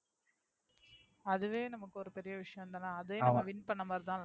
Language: Tamil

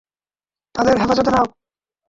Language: Bangla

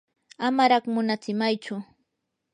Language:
Yanahuanca Pasco Quechua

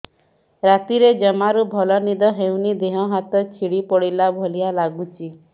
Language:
Odia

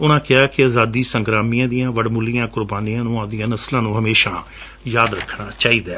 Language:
Punjabi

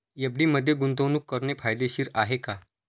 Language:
Marathi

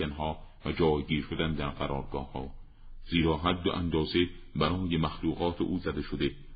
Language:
Persian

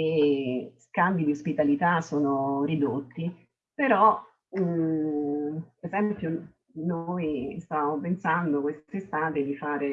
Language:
Italian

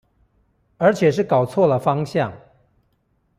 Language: Chinese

